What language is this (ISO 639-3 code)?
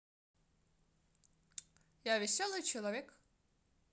rus